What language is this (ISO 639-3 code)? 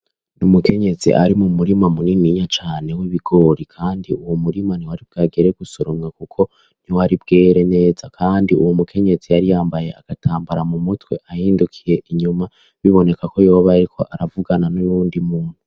run